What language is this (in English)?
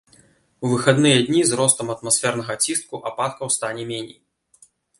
Belarusian